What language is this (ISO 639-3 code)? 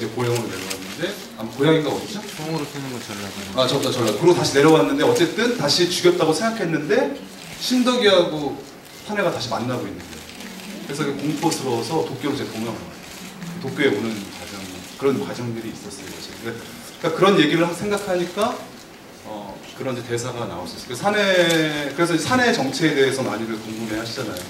kor